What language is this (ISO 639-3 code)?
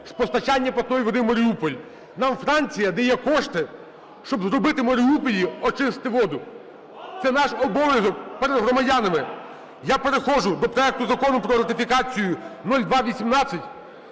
ukr